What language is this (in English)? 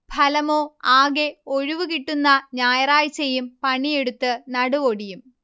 Malayalam